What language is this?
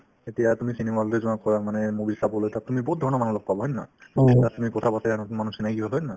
Assamese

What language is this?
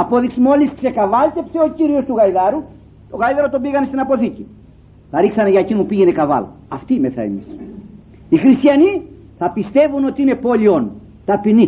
Greek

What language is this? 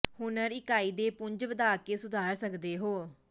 Punjabi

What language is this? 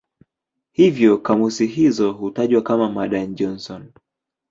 Swahili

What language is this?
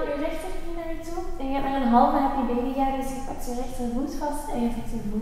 Dutch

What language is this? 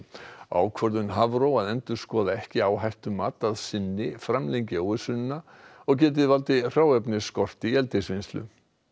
Icelandic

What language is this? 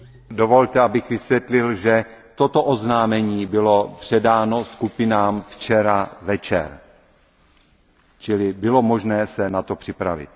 Czech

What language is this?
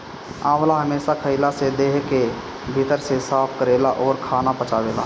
Bhojpuri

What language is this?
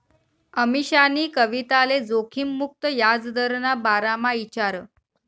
Marathi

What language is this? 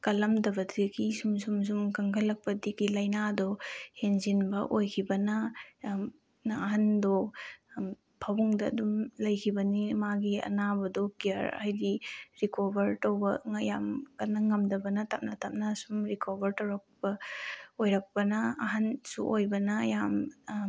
Manipuri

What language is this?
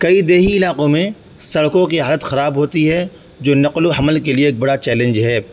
Urdu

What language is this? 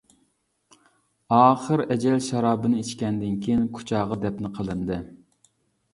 Uyghur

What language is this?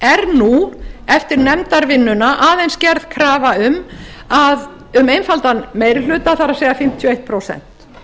Icelandic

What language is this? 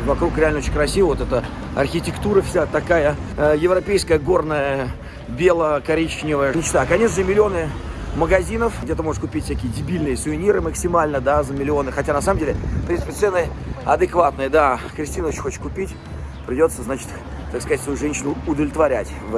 Russian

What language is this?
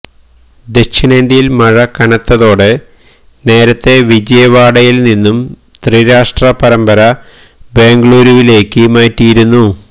Malayalam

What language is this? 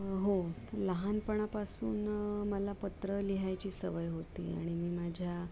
Marathi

